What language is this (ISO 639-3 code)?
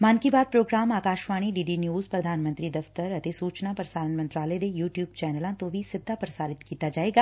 pan